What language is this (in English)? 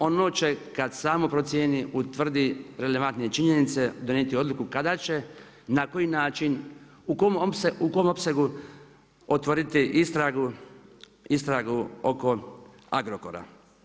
Croatian